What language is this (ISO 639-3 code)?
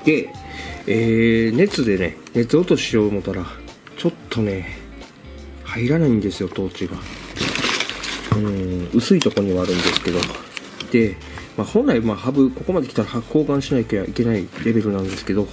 jpn